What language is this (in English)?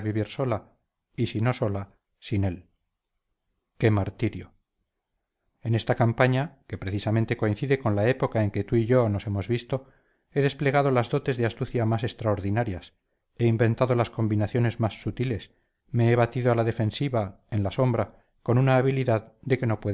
Spanish